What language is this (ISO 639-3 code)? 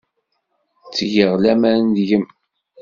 kab